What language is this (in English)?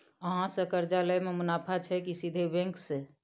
Maithili